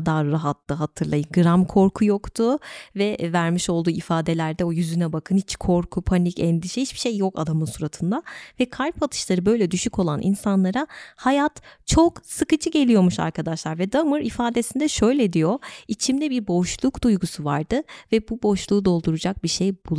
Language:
Turkish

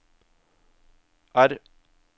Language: Norwegian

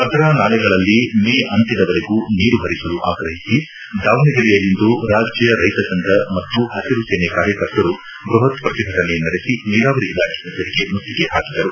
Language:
Kannada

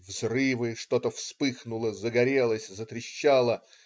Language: Russian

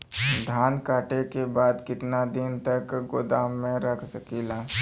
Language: Bhojpuri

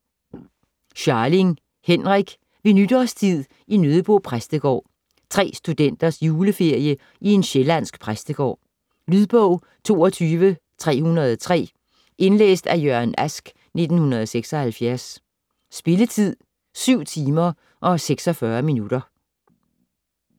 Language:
Danish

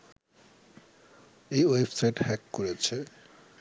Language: Bangla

